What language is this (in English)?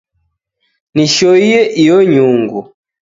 Taita